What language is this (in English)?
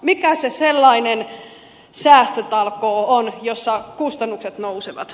Finnish